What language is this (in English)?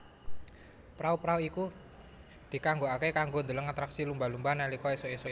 Javanese